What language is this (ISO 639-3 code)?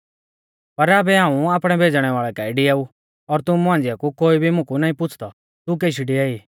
bfz